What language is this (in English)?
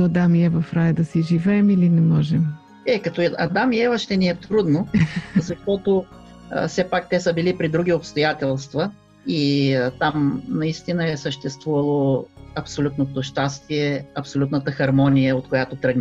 Bulgarian